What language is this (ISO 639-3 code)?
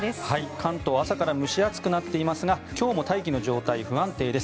jpn